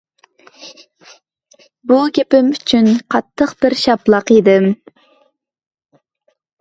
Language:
Uyghur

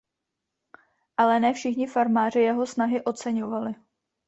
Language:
Czech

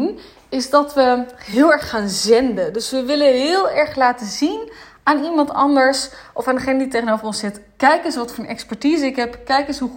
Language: Dutch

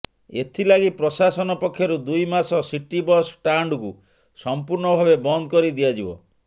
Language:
Odia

